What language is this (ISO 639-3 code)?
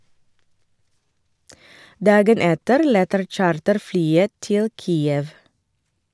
nor